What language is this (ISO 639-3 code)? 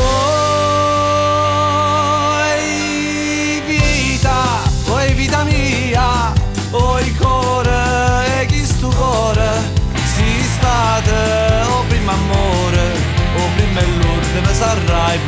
ita